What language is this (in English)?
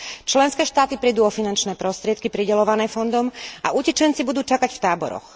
Slovak